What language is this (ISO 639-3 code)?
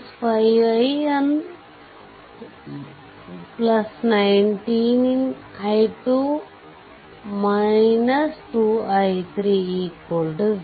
kan